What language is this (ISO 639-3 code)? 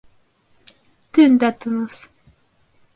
bak